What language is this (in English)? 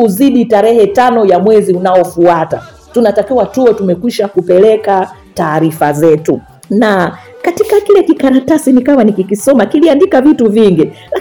Swahili